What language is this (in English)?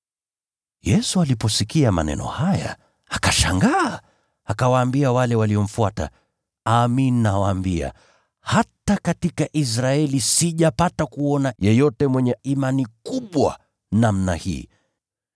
Swahili